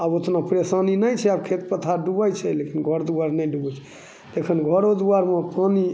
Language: Maithili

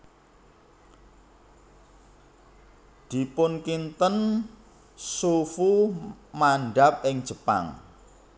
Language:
Javanese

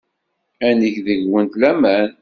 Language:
Kabyle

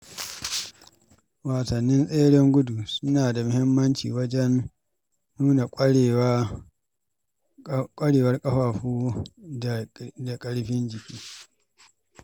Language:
Hausa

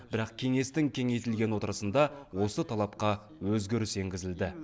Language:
Kazakh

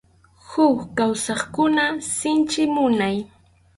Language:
Arequipa-La Unión Quechua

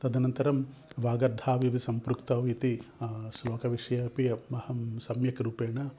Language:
Sanskrit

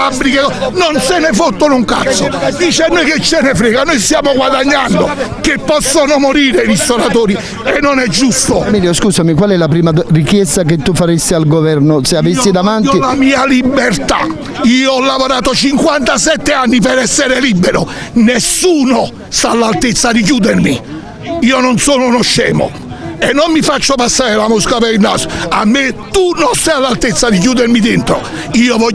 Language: Italian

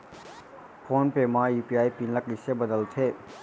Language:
Chhattisgarhi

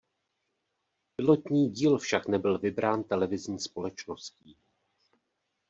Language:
Czech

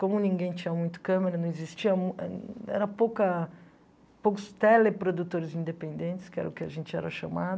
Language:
Portuguese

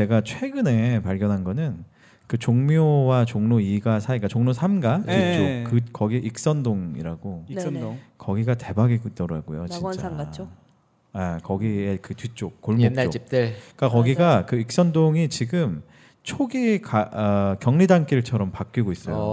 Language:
Korean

